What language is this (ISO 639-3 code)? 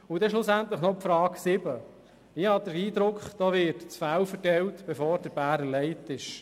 gsw